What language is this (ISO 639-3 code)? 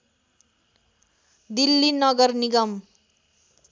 nep